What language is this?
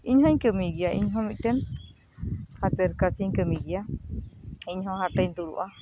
Santali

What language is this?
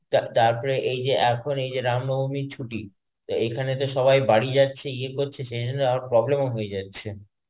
Bangla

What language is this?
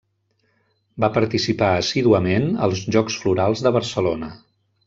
Catalan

